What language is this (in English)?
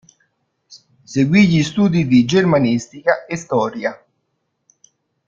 Italian